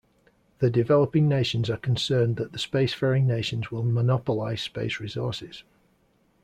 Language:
English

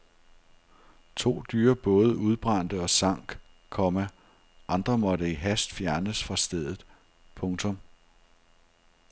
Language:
Danish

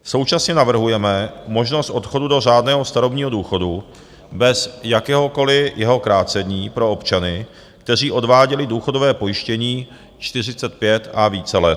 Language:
Czech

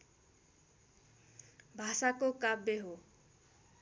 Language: Nepali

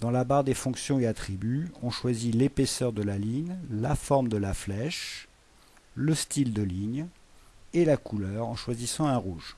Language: French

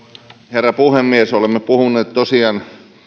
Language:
Finnish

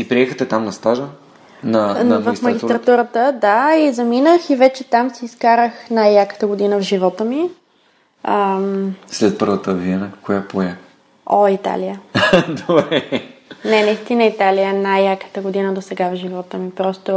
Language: Bulgarian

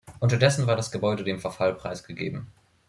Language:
German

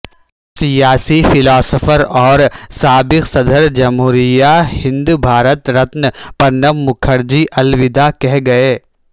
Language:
Urdu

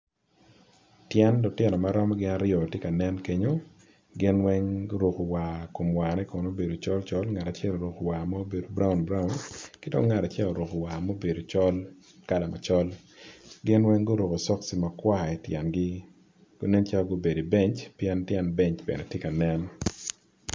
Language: Acoli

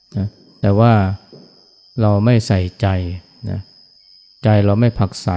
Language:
Thai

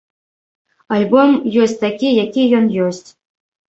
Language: Belarusian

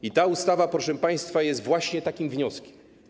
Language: Polish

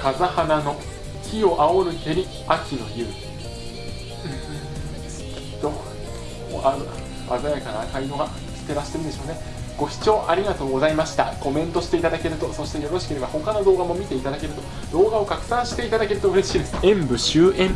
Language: Japanese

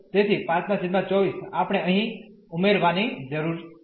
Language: Gujarati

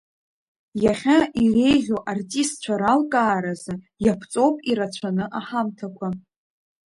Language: Abkhazian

